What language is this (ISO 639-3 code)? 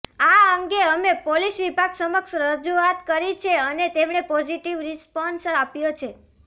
guj